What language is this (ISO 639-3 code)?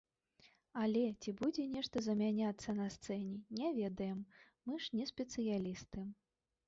bel